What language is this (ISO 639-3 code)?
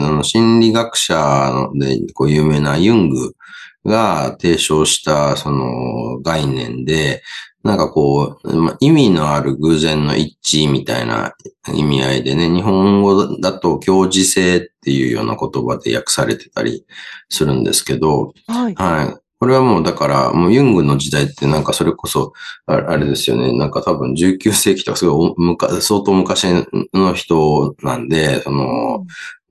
jpn